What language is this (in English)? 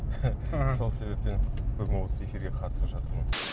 Kazakh